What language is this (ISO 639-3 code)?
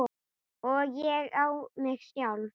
isl